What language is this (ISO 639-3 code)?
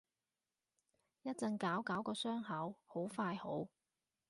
yue